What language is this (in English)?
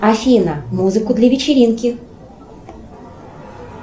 Russian